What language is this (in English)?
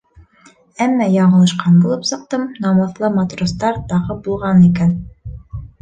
Bashkir